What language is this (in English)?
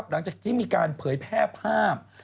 Thai